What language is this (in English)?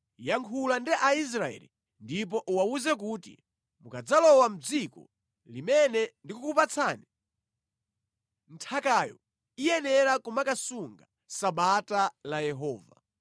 Nyanja